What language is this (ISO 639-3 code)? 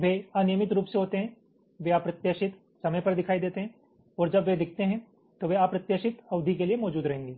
hin